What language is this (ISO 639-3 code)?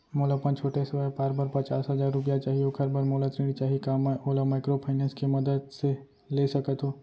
hne